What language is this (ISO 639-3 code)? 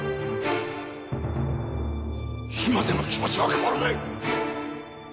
jpn